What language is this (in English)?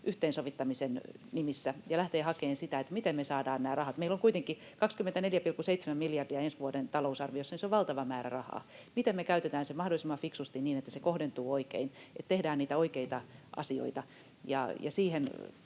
Finnish